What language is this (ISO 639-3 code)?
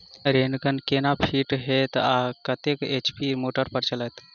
mai